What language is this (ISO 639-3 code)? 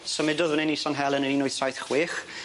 cym